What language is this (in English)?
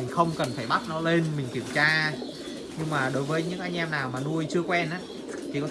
Vietnamese